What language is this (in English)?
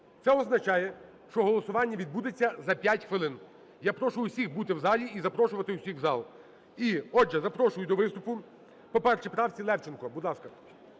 Ukrainian